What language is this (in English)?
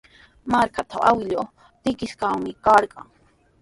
Sihuas Ancash Quechua